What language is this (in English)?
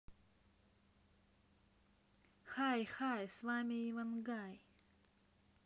Russian